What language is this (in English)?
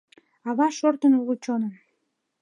Mari